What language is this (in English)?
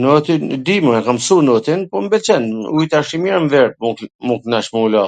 Gheg Albanian